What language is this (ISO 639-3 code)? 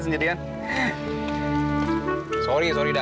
ind